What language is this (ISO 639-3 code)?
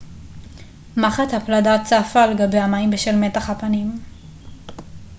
heb